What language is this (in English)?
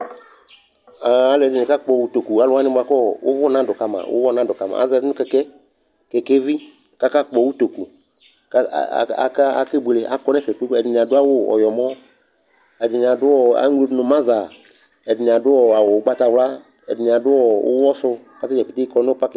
Ikposo